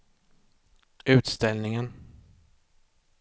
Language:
Swedish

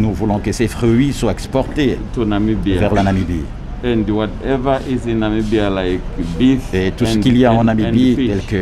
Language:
French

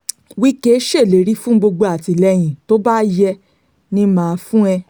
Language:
Yoruba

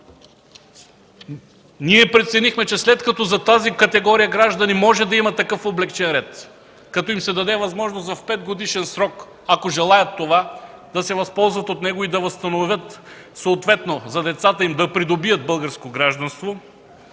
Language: Bulgarian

